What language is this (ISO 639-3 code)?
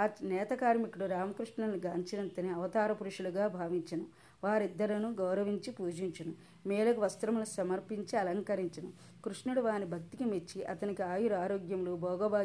tel